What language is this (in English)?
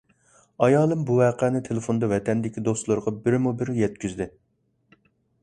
Uyghur